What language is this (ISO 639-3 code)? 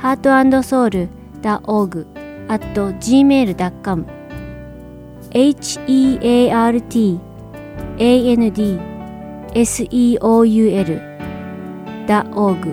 jpn